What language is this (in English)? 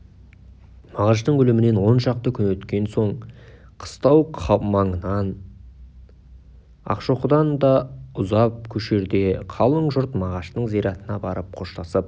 Kazakh